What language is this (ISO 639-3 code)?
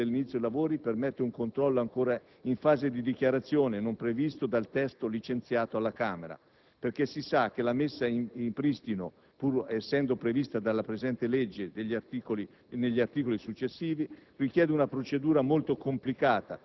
ita